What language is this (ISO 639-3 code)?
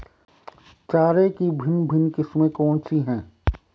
hin